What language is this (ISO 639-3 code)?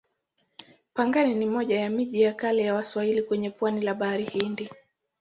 swa